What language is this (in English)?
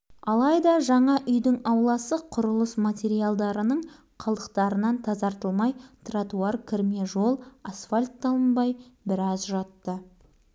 Kazakh